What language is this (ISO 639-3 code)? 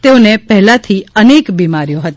guj